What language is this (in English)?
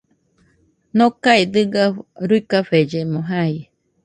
Nüpode Huitoto